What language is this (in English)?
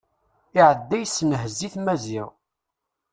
Kabyle